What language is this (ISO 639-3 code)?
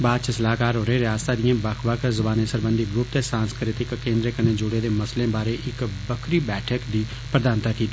doi